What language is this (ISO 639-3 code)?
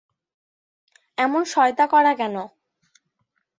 ben